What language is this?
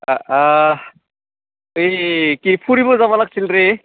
Assamese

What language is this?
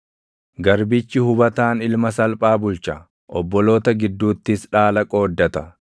Oromo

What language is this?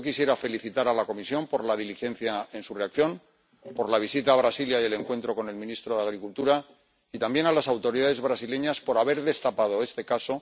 Spanish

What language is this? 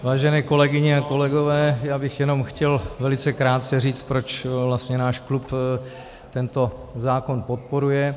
Czech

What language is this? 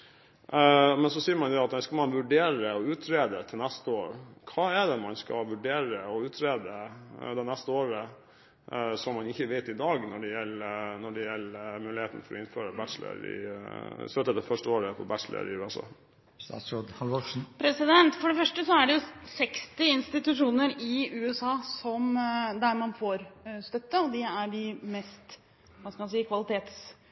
Norwegian Bokmål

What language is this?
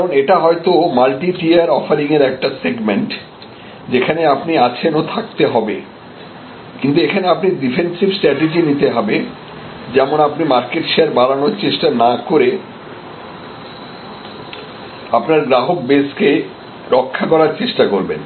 Bangla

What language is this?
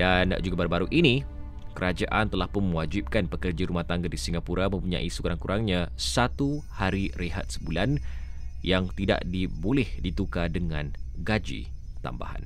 Malay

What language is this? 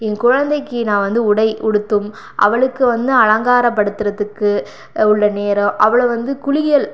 Tamil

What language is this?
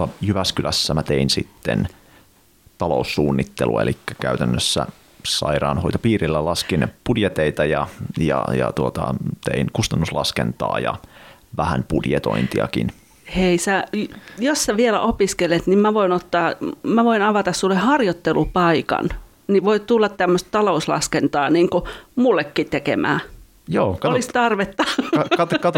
Finnish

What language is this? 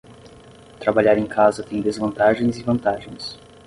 Portuguese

